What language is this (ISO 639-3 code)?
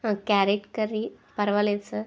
tel